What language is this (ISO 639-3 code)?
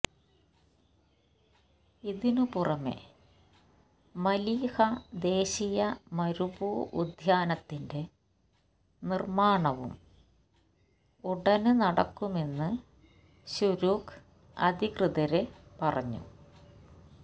mal